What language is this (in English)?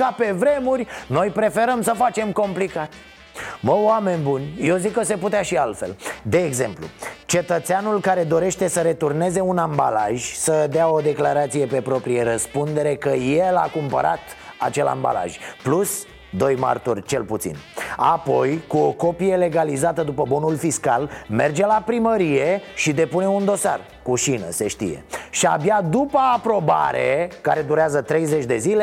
Romanian